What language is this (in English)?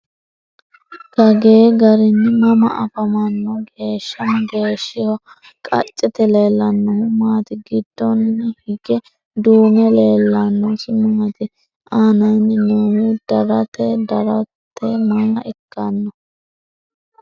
Sidamo